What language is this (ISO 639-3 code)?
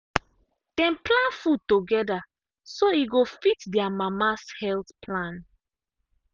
pcm